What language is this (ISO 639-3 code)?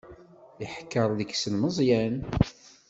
kab